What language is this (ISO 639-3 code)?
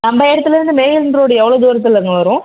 tam